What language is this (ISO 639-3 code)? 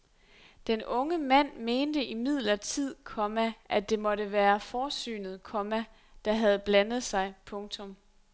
dan